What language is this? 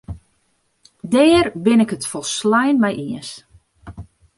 Western Frisian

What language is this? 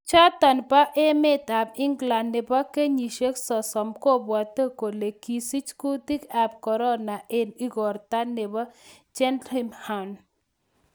Kalenjin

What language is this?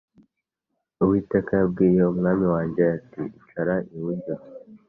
Kinyarwanda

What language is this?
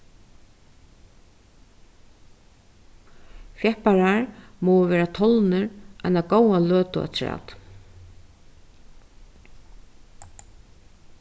Faroese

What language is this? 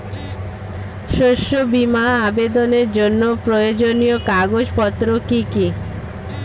Bangla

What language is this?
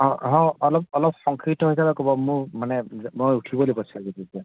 Assamese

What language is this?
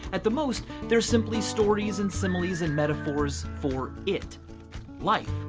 English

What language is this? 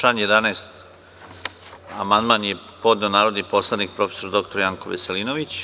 Serbian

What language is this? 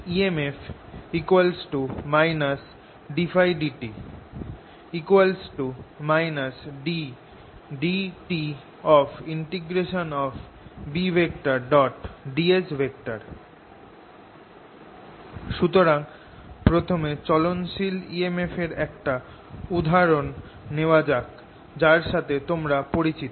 Bangla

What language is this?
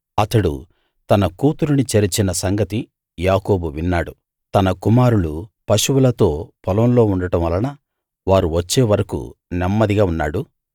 Telugu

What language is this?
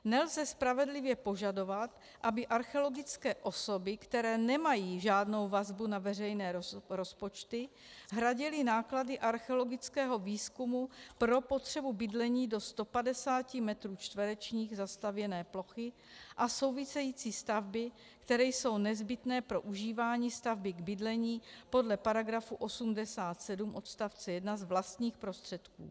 Czech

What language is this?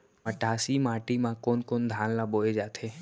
Chhattisgarhi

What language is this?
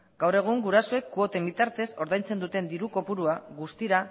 Basque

